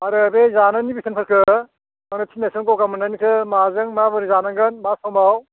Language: Bodo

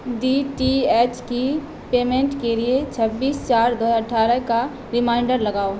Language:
Urdu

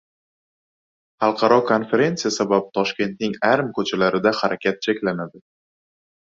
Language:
Uzbek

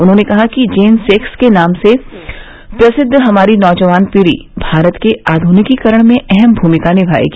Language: Hindi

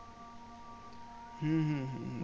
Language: Bangla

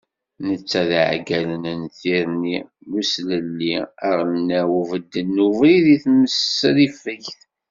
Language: Kabyle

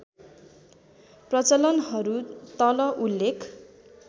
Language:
Nepali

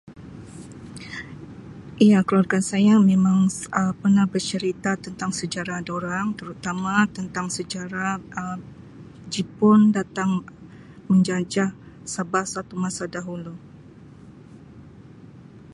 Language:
Sabah Malay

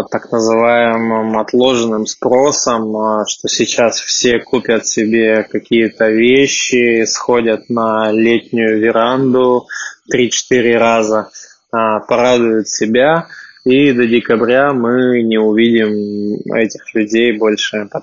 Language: Russian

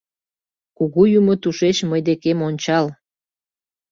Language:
Mari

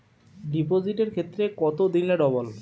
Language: Bangla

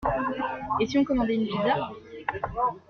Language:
French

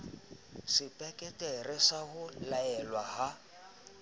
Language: Southern Sotho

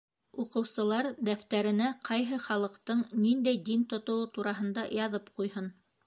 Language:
Bashkir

